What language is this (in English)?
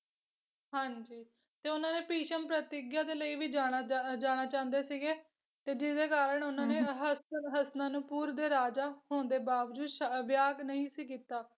Punjabi